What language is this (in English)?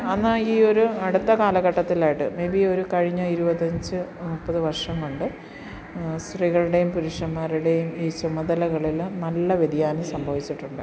Malayalam